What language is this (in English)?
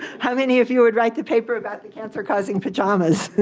English